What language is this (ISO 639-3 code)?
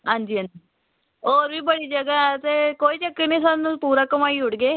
doi